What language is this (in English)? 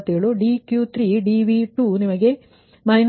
Kannada